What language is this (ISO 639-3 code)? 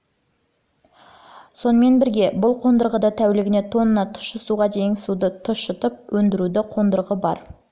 kaz